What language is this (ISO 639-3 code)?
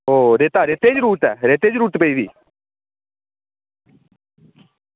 doi